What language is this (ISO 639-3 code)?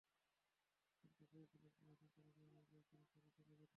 ben